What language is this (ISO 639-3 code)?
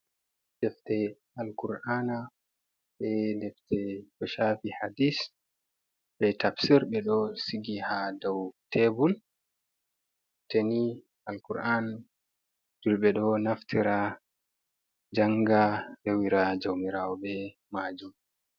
ful